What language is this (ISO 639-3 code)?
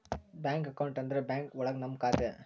kan